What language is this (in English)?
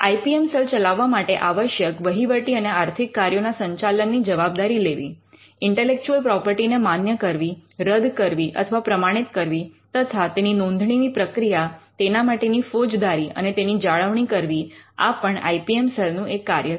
Gujarati